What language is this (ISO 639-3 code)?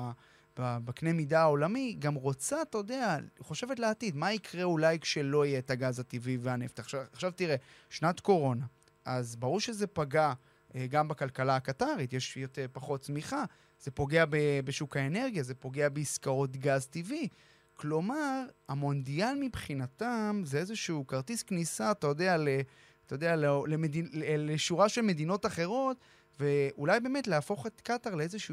heb